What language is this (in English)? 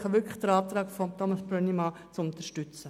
Swiss German